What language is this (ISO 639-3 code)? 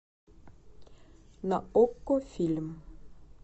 rus